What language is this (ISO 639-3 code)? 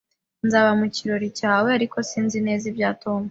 kin